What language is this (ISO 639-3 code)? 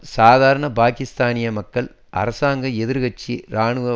tam